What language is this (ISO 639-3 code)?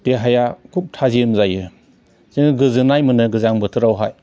brx